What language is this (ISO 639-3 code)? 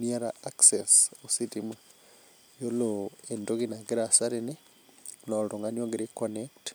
mas